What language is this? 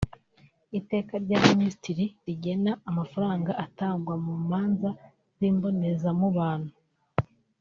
Kinyarwanda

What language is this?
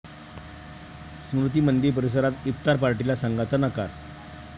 Marathi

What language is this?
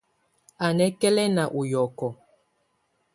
Tunen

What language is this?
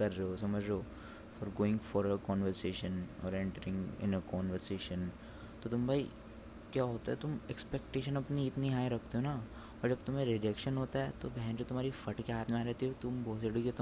Hindi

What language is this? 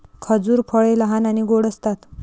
Marathi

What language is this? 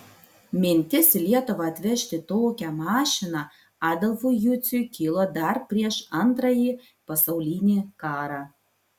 Lithuanian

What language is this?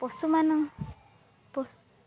Odia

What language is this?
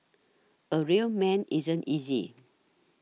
English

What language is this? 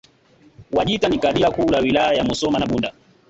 Swahili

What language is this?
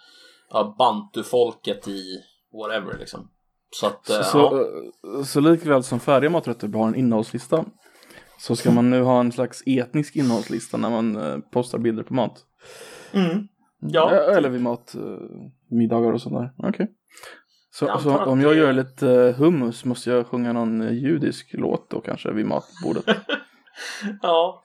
Swedish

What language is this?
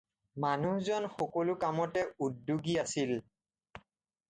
Assamese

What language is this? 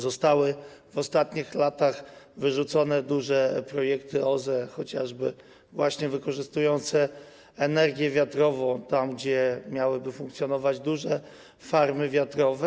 Polish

